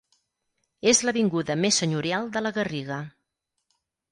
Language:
Catalan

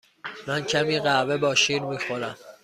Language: Persian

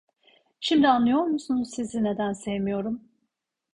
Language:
Turkish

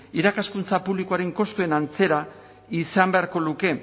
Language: Basque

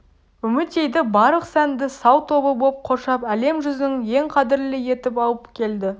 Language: Kazakh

